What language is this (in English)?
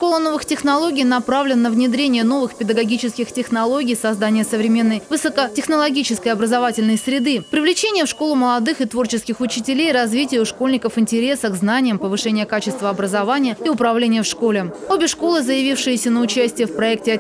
Russian